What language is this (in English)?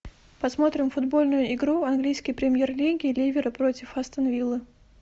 Russian